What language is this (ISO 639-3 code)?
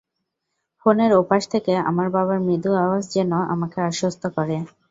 ben